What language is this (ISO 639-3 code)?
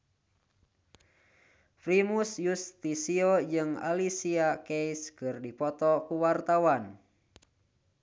sun